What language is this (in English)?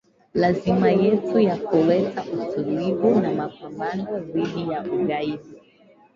Swahili